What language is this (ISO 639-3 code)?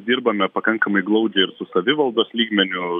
lit